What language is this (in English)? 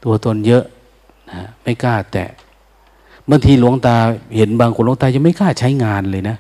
Thai